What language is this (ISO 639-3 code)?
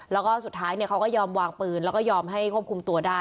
tha